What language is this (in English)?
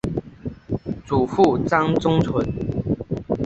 Chinese